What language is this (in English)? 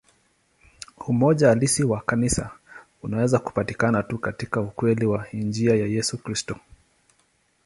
Swahili